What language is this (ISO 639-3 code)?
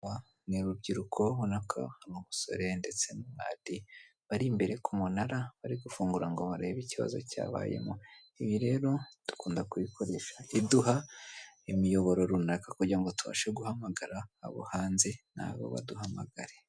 kin